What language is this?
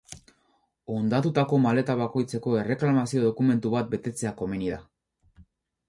Basque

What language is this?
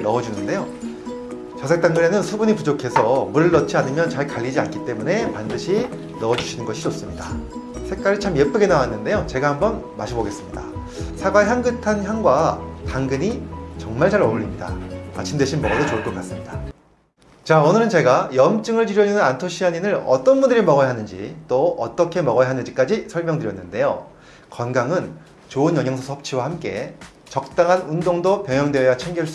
Korean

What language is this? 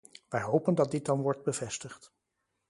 Dutch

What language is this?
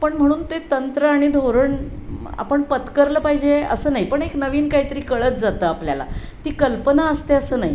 Marathi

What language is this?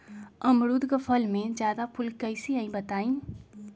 Magahi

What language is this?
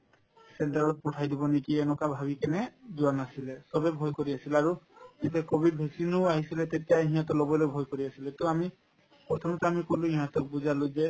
Assamese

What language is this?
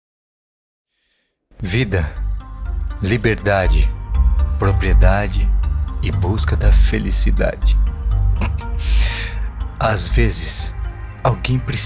Portuguese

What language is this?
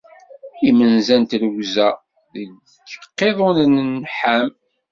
Kabyle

